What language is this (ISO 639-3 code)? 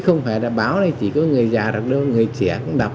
vie